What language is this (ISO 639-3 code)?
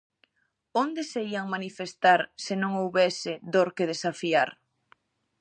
glg